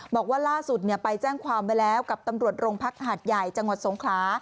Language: Thai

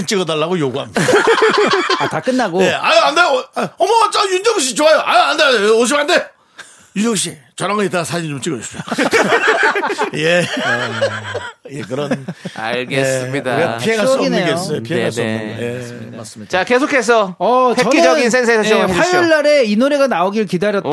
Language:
Korean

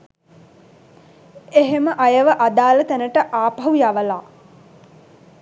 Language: Sinhala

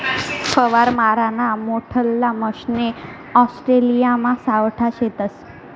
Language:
Marathi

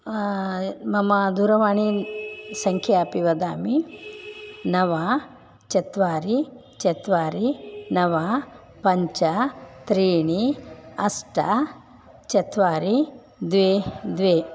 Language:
Sanskrit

